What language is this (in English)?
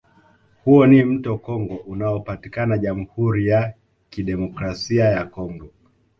Swahili